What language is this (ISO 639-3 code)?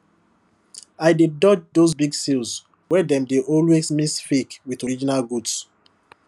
pcm